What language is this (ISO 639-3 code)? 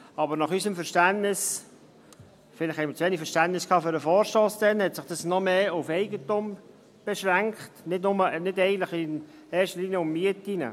gsw